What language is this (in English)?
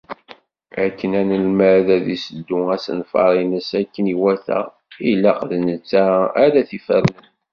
Kabyle